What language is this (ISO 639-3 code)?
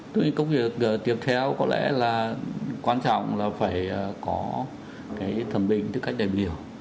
vie